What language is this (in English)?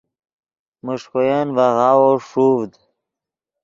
Yidgha